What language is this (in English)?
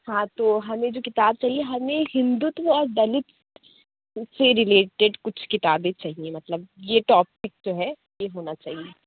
Urdu